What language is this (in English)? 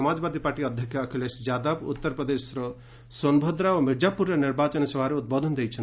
Odia